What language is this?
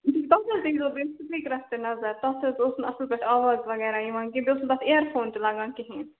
Kashmiri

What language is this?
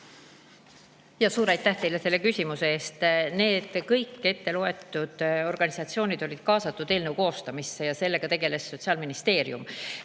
Estonian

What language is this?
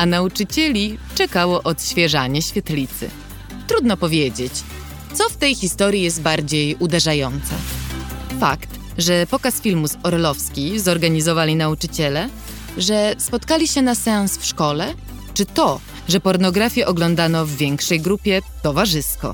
Polish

